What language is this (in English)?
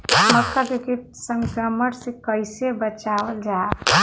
Bhojpuri